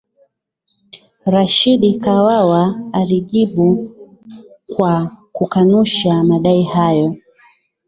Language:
Swahili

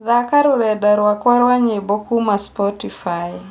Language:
Kikuyu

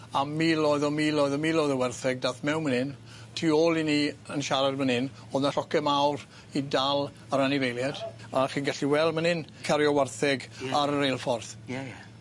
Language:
Welsh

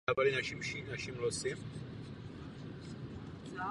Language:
Czech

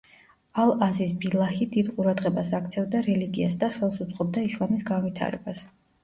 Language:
Georgian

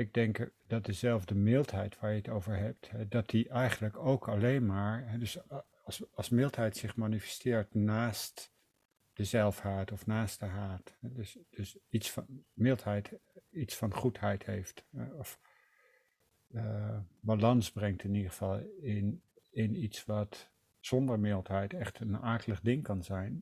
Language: Dutch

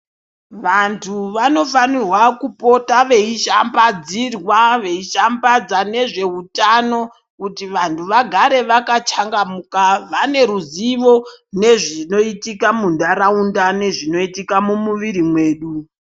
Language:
Ndau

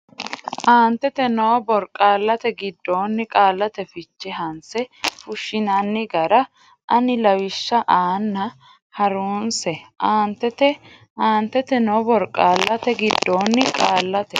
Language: Sidamo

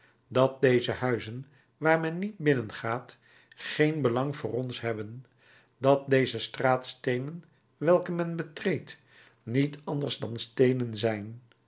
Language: Dutch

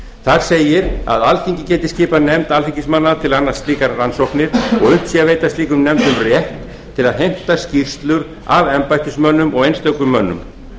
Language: Icelandic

